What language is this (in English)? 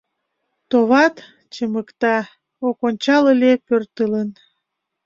Mari